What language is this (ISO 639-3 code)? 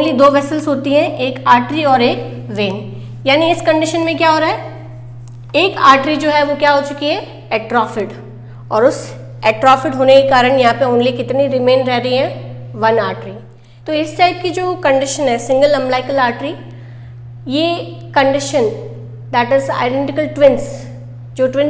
hin